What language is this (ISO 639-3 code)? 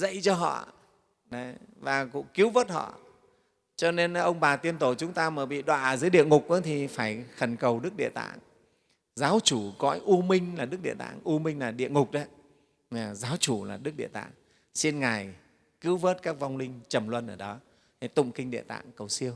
vie